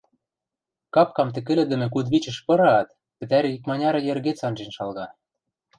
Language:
Western Mari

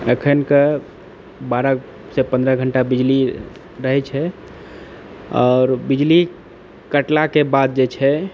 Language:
Maithili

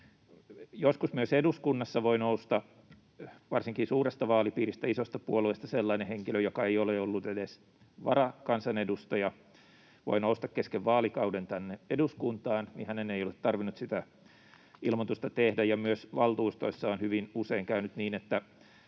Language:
Finnish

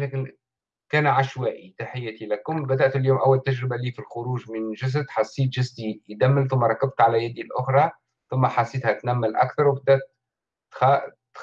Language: Arabic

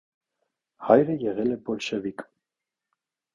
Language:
Armenian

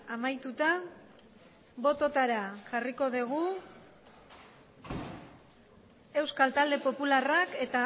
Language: Basque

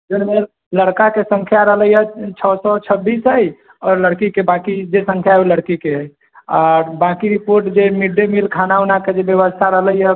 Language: Maithili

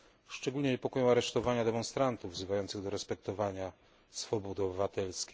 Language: Polish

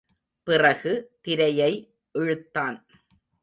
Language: Tamil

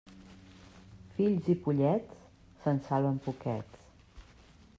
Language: Catalan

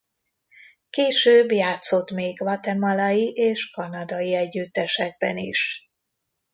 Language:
Hungarian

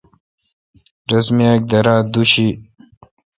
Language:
Kalkoti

